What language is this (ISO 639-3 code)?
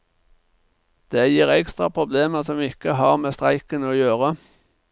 nor